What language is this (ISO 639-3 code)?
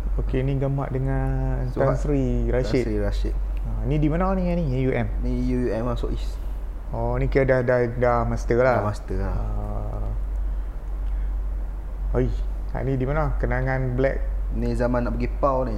msa